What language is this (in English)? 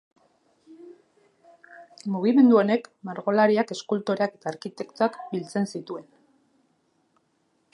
Basque